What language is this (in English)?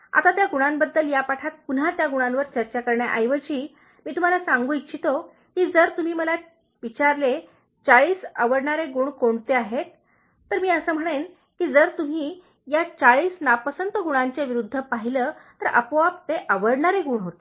Marathi